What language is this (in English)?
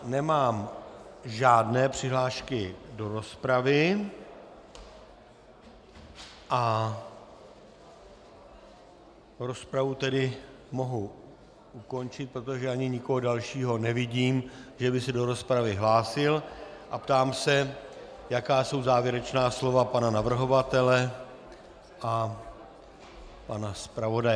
Czech